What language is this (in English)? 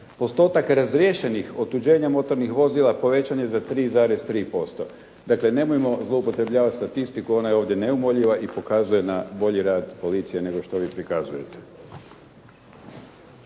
Croatian